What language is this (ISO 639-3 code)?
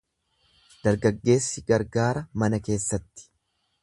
orm